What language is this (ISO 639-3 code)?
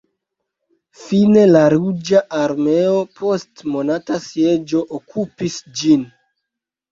epo